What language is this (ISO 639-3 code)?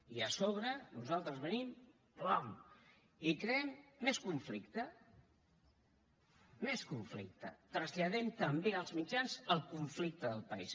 cat